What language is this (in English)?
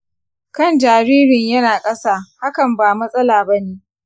Hausa